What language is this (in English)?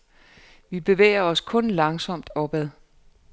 Danish